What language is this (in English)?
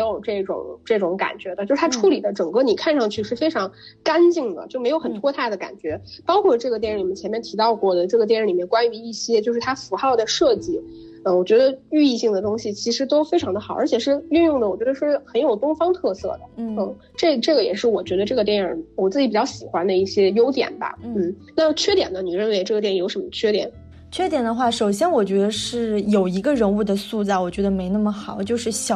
Chinese